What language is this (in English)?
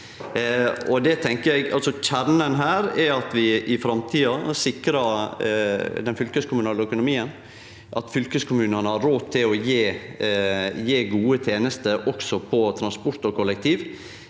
Norwegian